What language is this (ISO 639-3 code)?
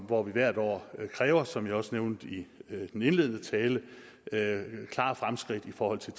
dan